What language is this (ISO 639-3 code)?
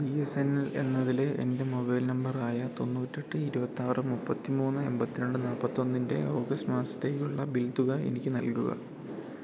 mal